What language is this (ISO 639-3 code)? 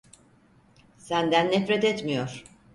tur